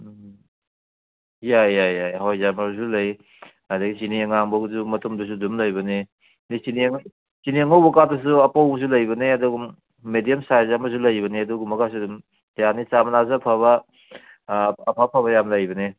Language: Manipuri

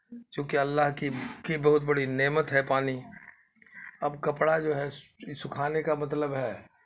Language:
Urdu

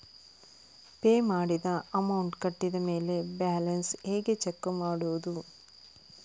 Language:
Kannada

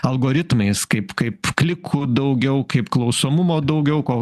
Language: Lithuanian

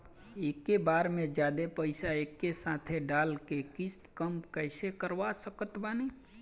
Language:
Bhojpuri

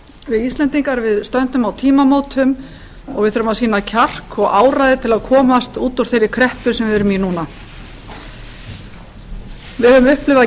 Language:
Icelandic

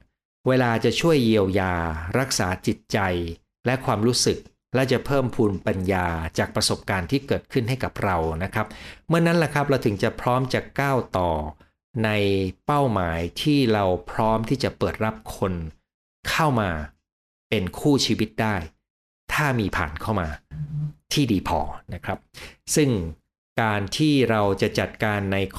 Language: Thai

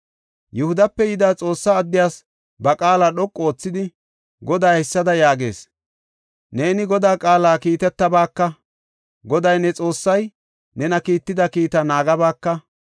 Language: Gofa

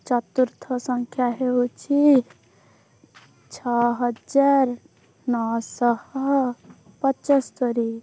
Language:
Odia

